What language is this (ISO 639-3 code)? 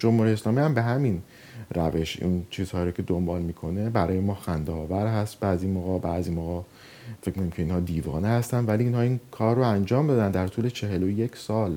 fas